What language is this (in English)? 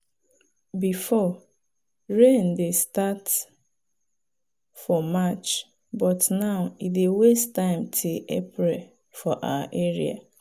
Nigerian Pidgin